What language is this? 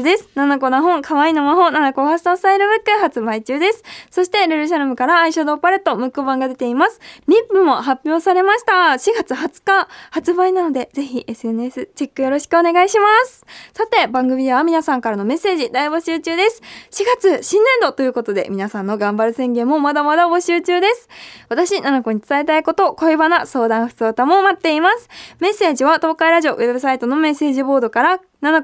Japanese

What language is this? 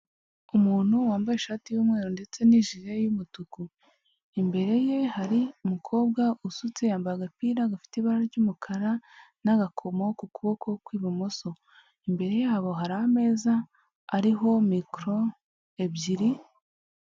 Kinyarwanda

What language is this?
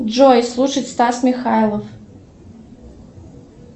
Russian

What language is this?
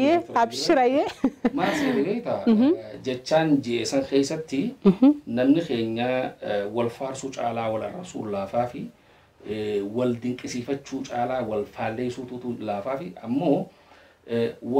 Arabic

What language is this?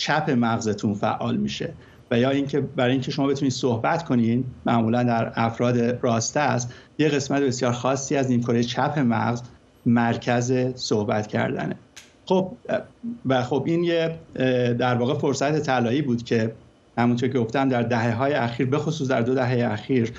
Persian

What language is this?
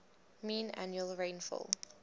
English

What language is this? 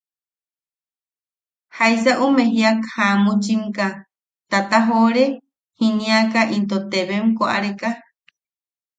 Yaqui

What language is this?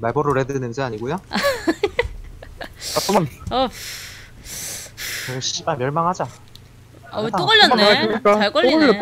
Korean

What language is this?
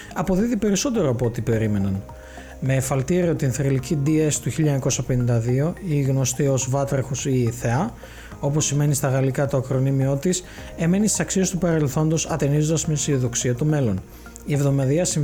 Greek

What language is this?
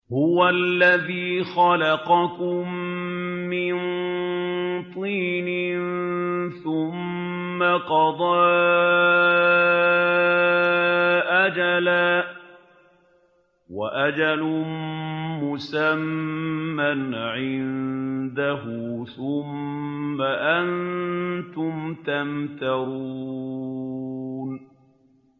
Arabic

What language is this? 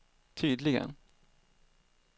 Swedish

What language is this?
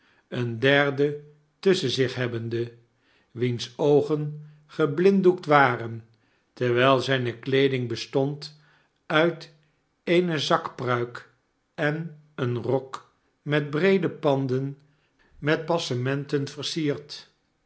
Dutch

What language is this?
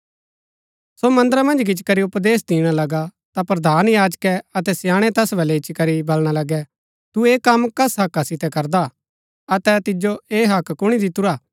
Gaddi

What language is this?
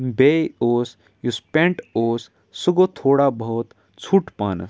Kashmiri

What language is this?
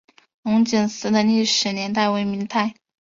Chinese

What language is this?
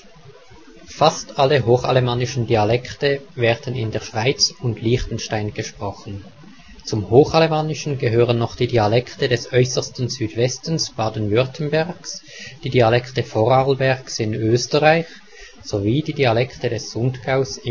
German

